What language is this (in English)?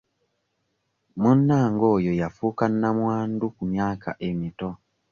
Ganda